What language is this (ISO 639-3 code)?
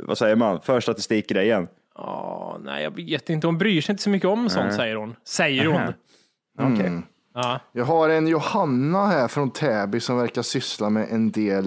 swe